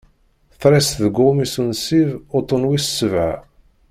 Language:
Kabyle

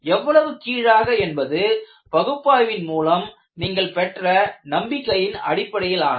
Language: Tamil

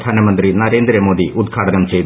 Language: Malayalam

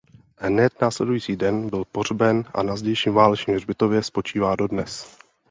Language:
Czech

